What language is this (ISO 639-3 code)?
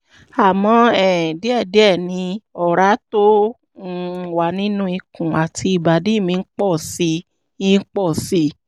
yor